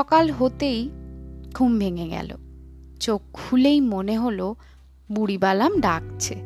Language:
Bangla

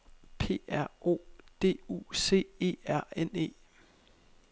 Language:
Danish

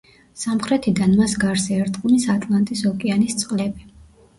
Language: Georgian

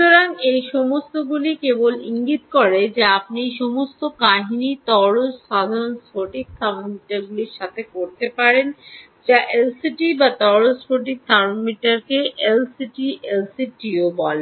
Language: Bangla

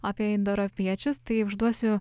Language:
Lithuanian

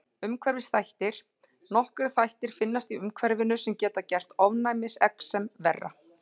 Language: Icelandic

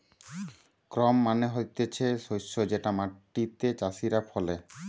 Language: Bangla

